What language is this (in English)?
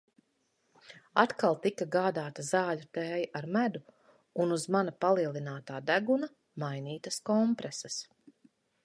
Latvian